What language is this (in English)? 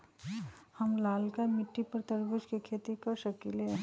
Magahi